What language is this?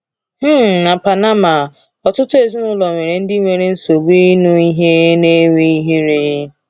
Igbo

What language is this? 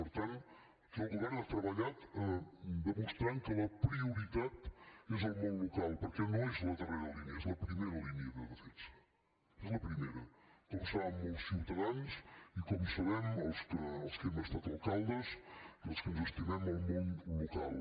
Catalan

